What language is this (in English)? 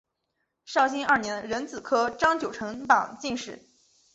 Chinese